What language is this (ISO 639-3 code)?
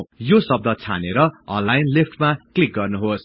nep